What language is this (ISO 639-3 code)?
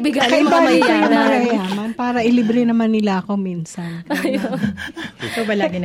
fil